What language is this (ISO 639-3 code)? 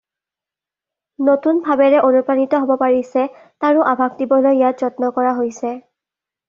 asm